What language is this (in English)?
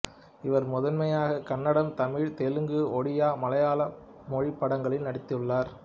Tamil